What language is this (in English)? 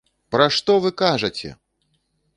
Belarusian